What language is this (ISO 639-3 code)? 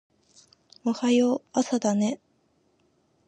jpn